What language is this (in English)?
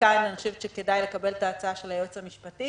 Hebrew